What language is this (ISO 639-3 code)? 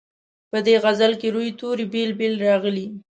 pus